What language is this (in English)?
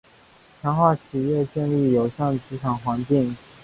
Chinese